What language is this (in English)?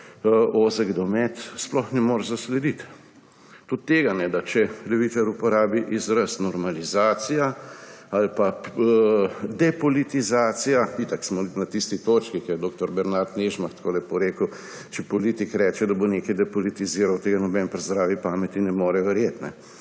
Slovenian